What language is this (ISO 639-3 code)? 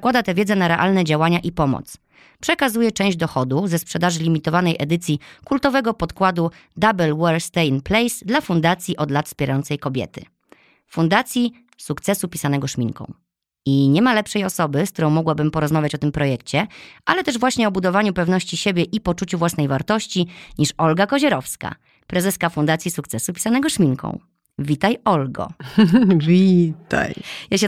pol